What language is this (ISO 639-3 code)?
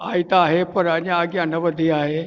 snd